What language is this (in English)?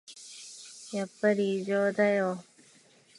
Japanese